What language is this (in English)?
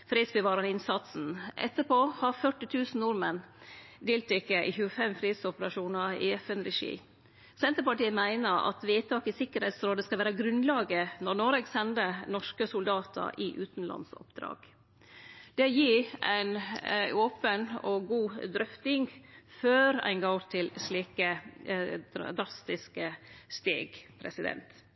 Norwegian Nynorsk